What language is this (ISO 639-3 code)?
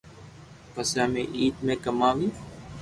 lrk